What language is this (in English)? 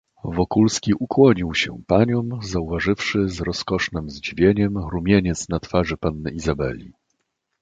Polish